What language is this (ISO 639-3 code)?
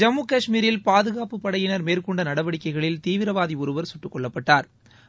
tam